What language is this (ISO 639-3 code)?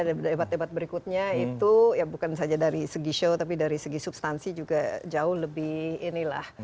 ind